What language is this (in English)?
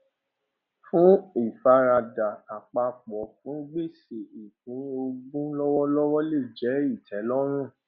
Yoruba